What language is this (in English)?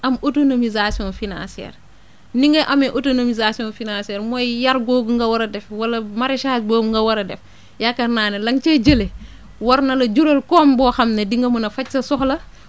Wolof